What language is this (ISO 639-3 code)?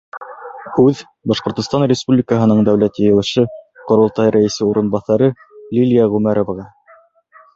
bak